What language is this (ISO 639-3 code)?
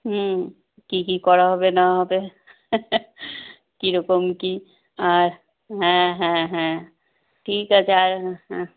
ben